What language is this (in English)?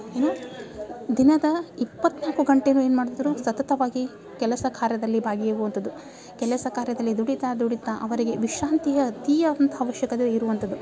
Kannada